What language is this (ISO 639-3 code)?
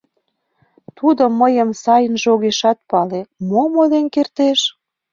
chm